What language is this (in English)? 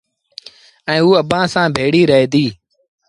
Sindhi Bhil